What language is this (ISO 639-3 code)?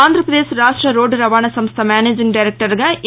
tel